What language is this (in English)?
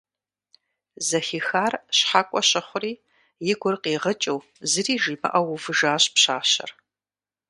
Kabardian